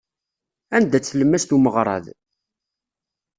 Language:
Kabyle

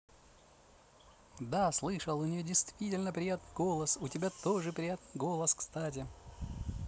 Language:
Russian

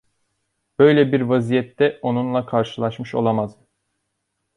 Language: Turkish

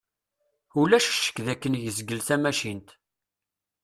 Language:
Kabyle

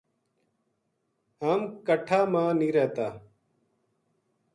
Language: Gujari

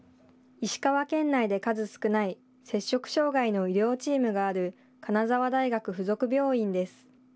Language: Japanese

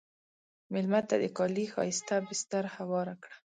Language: Pashto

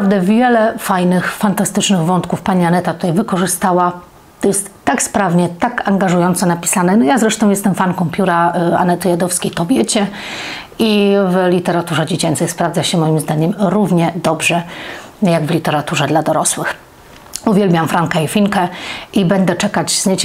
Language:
Polish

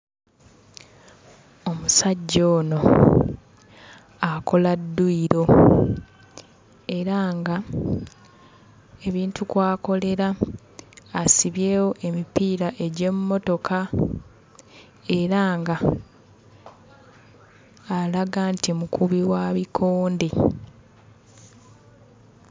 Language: Ganda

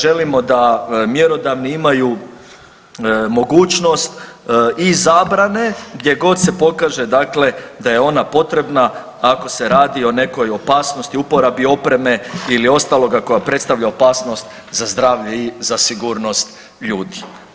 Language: Croatian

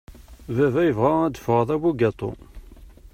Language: Kabyle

